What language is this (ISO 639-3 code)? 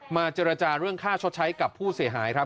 tha